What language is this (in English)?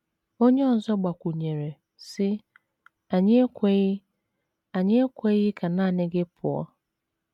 Igbo